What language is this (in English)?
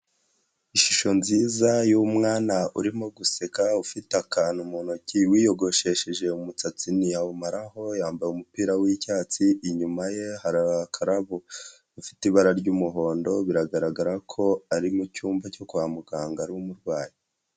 Kinyarwanda